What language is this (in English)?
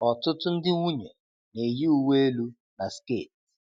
Igbo